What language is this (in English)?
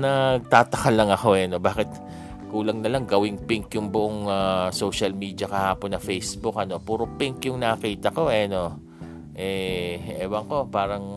Filipino